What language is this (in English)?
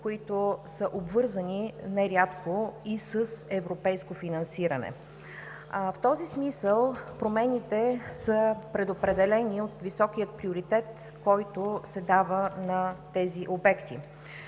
Bulgarian